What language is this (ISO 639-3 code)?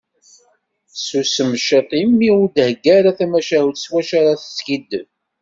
kab